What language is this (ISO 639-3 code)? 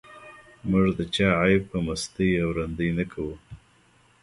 pus